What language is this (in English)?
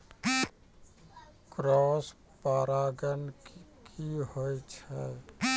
Maithili